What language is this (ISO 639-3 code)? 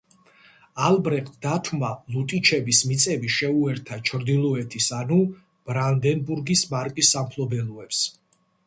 kat